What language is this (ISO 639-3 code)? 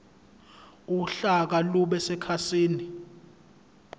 zul